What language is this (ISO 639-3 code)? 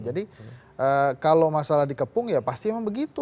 ind